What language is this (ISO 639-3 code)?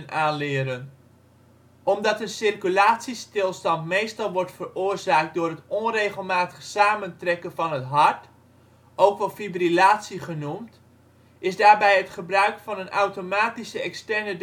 nld